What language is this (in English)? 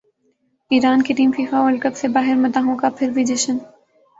Urdu